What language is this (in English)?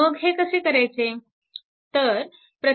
Marathi